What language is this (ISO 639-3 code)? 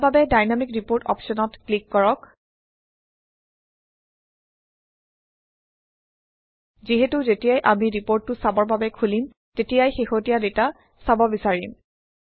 asm